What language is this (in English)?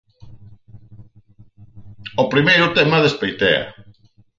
Galician